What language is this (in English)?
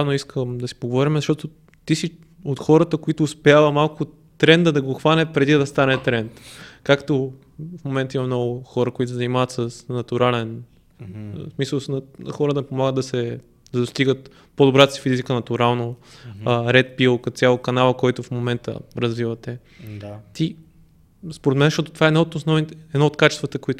Bulgarian